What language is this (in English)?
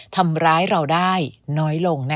Thai